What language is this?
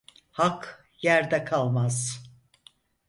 Turkish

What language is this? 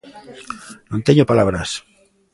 Galician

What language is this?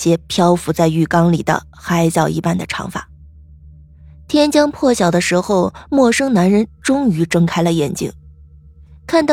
Chinese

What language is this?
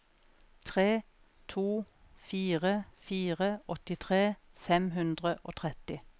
Norwegian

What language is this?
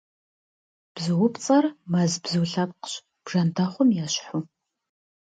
Kabardian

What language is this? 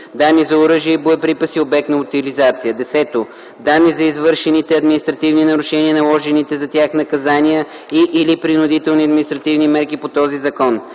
Bulgarian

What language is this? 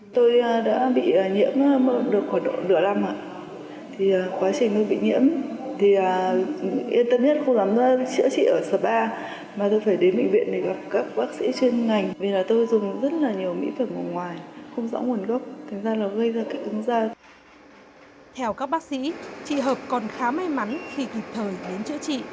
Vietnamese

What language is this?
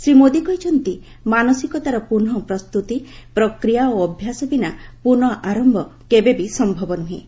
Odia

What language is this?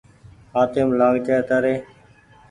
Goaria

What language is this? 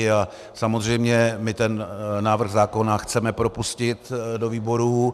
Czech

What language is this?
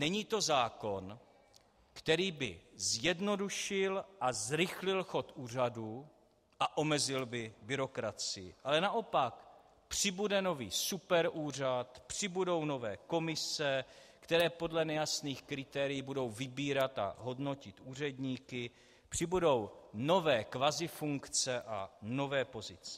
Czech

